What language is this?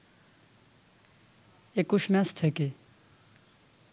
Bangla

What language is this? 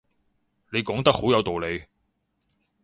Cantonese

